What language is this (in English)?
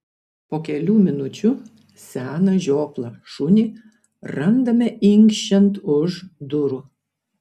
Lithuanian